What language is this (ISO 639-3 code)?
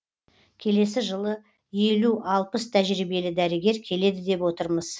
kaz